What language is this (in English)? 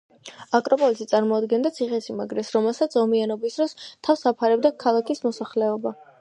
Georgian